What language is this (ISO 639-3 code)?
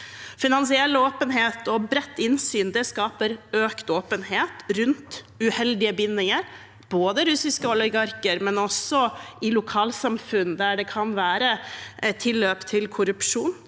nor